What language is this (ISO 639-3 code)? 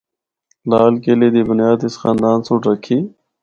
hno